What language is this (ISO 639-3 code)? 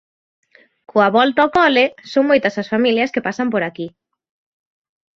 glg